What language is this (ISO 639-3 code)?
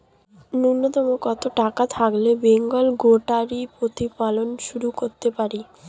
ben